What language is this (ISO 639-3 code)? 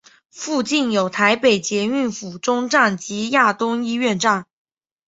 zho